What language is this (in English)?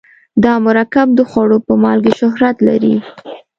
Pashto